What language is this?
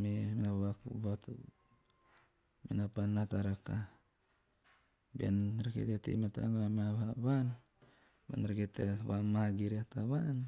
Teop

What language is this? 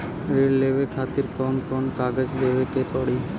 Bhojpuri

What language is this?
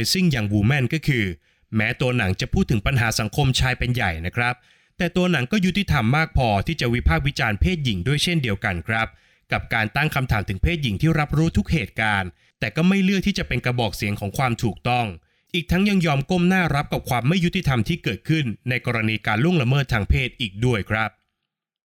Thai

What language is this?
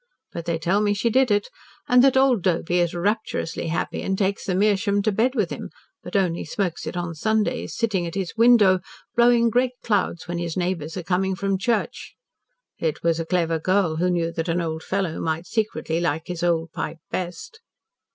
English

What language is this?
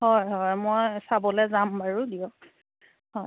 Assamese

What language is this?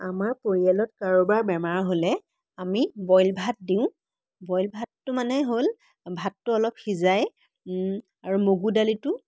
Assamese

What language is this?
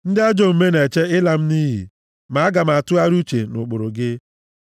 Igbo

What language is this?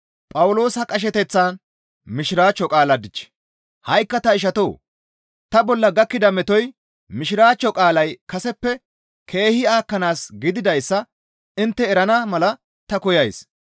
Gamo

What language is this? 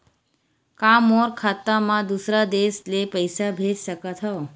Chhattisgarhi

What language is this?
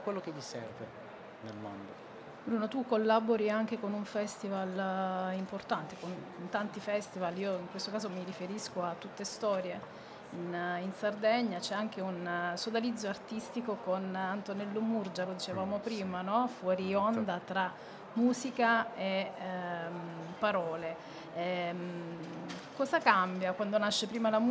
Italian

